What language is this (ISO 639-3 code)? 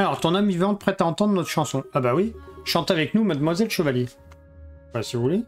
fra